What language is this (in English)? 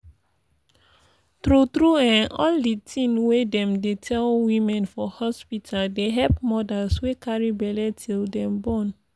Nigerian Pidgin